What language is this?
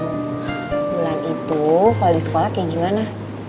Indonesian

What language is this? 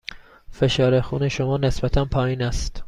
Persian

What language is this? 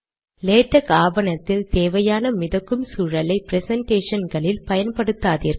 Tamil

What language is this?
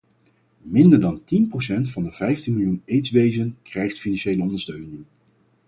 Dutch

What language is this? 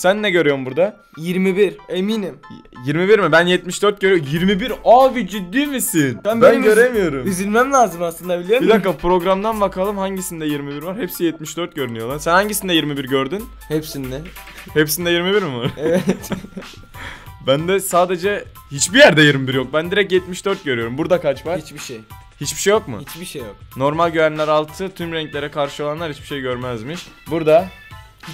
Turkish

